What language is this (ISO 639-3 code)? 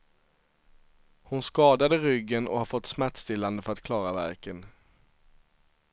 swe